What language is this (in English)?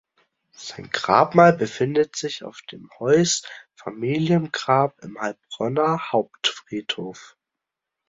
German